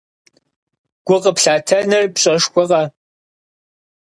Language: Kabardian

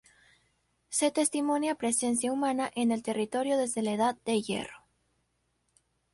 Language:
Spanish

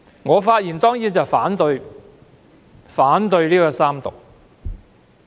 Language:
Cantonese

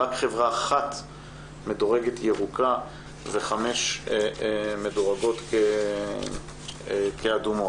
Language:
Hebrew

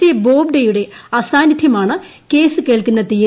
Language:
Malayalam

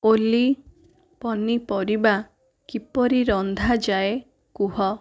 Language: Odia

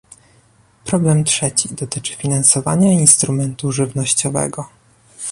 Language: Polish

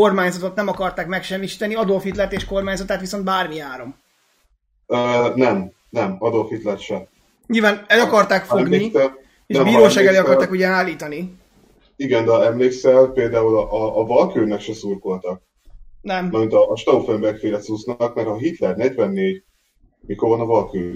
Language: Hungarian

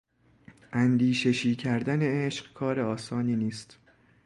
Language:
Persian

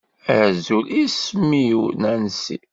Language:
Kabyle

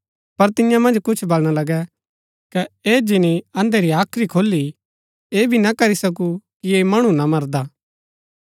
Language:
Gaddi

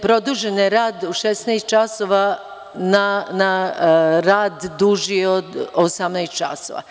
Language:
Serbian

